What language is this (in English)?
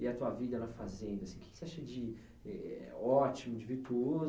Portuguese